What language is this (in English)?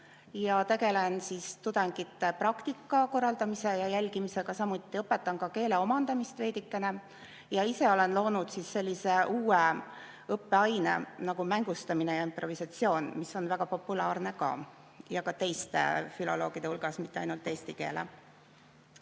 Estonian